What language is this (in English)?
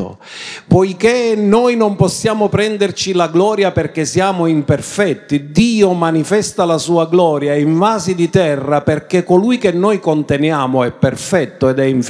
Italian